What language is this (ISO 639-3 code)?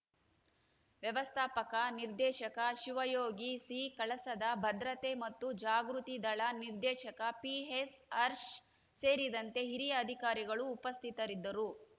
kan